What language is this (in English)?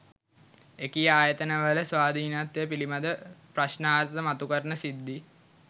Sinhala